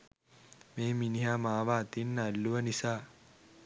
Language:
Sinhala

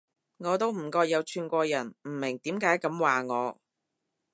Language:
Cantonese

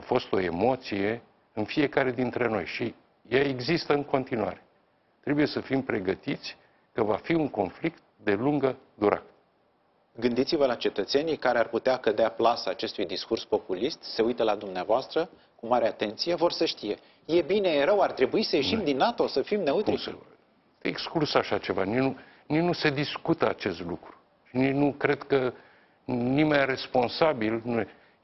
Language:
Romanian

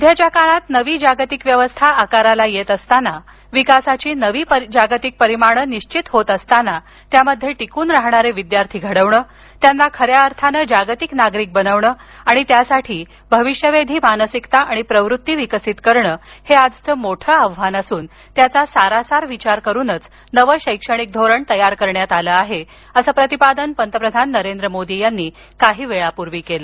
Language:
Marathi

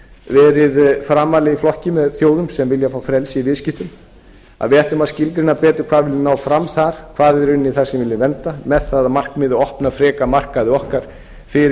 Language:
Icelandic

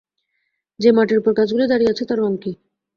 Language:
Bangla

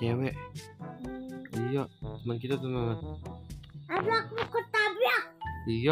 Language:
Indonesian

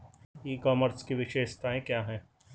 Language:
Hindi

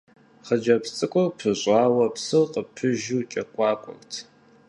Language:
Kabardian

